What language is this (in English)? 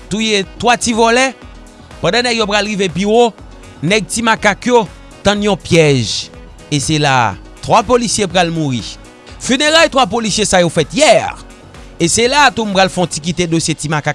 French